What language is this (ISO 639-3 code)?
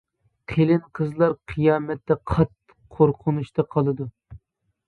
uig